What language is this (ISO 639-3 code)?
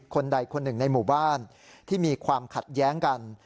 tha